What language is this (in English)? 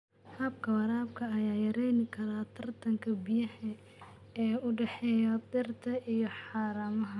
Somali